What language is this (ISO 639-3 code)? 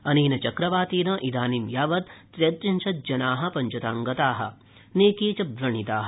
san